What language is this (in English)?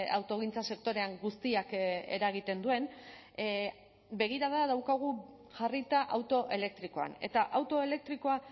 Basque